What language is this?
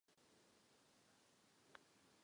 Czech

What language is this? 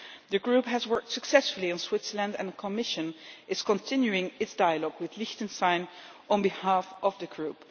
English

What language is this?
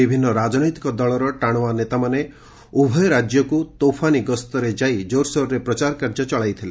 Odia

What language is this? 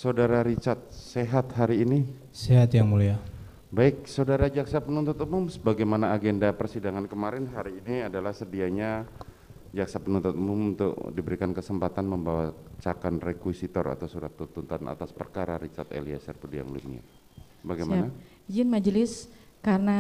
Indonesian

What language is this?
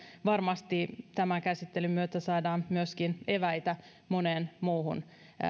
Finnish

